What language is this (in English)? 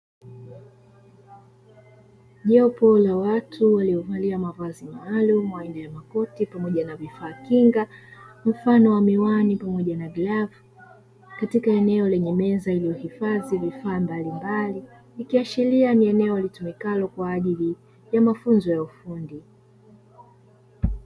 Swahili